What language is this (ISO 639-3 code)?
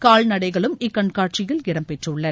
tam